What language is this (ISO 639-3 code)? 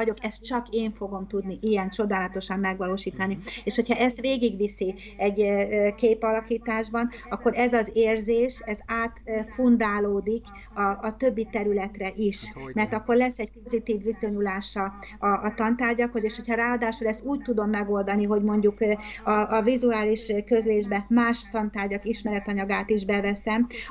hun